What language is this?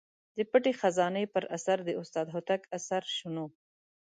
Pashto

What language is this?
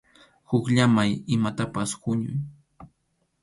Arequipa-La Unión Quechua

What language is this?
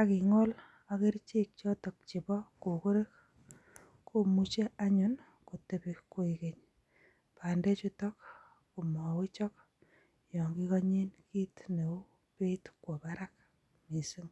Kalenjin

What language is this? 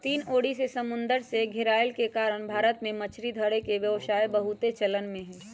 Magahi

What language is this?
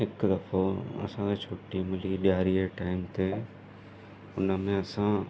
Sindhi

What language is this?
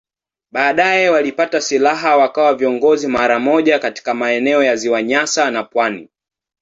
Swahili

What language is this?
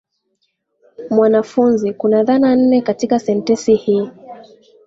Swahili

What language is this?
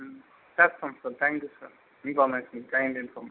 Telugu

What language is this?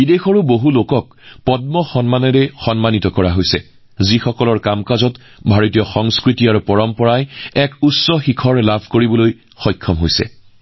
Assamese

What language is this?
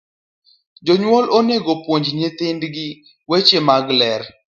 Luo (Kenya and Tanzania)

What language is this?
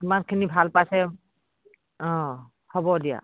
Assamese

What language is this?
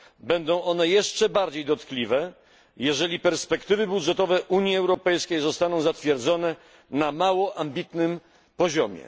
Polish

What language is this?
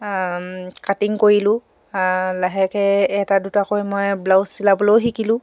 Assamese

